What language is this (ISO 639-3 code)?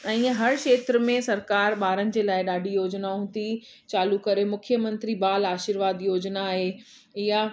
snd